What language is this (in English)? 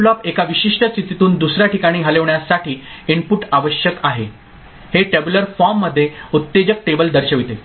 Marathi